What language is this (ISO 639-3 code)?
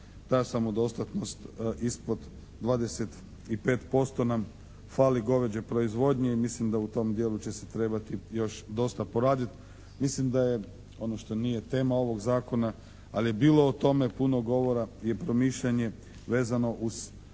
hrv